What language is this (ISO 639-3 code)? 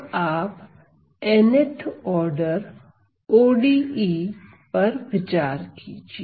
hin